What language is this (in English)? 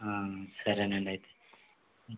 Telugu